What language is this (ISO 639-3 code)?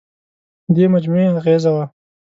pus